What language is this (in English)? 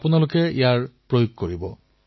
Assamese